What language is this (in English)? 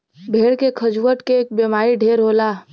Bhojpuri